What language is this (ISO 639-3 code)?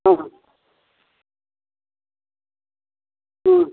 nep